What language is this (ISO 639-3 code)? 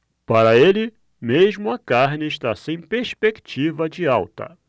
por